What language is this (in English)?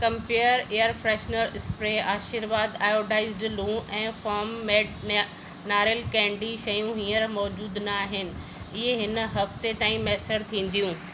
Sindhi